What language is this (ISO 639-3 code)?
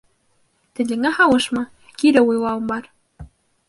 bak